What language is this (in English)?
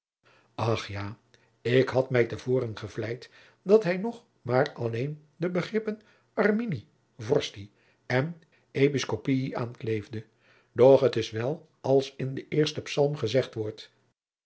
Dutch